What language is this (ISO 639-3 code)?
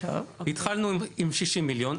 heb